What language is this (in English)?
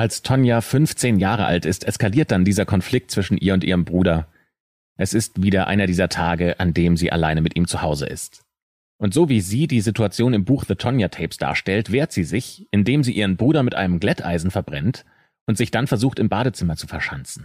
German